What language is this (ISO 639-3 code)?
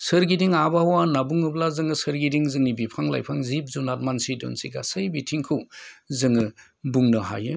brx